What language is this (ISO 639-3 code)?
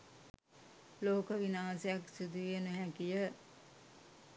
sin